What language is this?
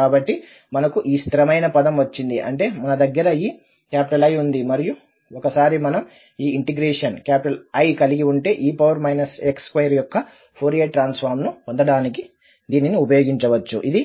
Telugu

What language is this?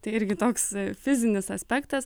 Lithuanian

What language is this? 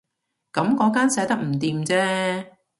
Cantonese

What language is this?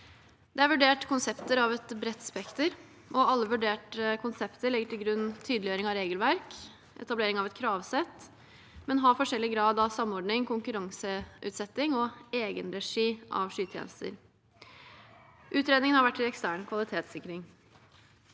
Norwegian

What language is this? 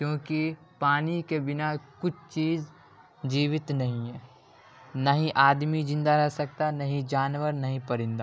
Urdu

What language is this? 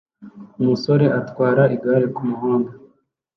Kinyarwanda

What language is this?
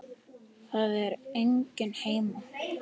Icelandic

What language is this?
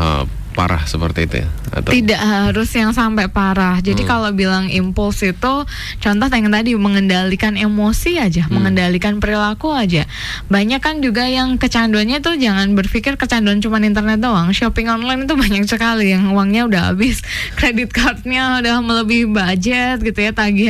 Indonesian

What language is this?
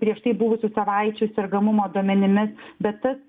Lithuanian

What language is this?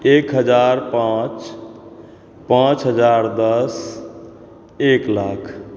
Maithili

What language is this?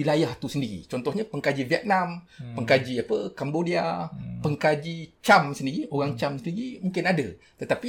Malay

